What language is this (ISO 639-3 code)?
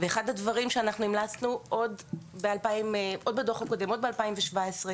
heb